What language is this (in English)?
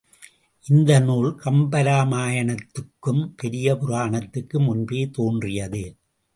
Tamil